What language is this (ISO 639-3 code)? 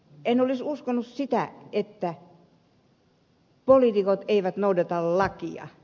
fin